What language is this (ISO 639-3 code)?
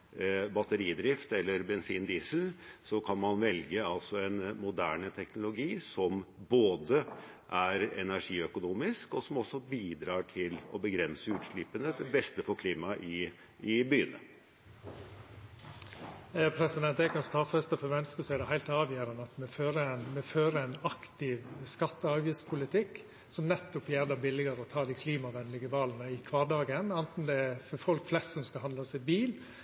nor